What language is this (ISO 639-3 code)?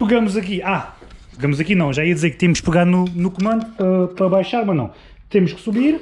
por